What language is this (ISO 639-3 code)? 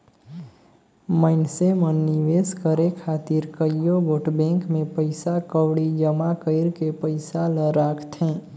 hne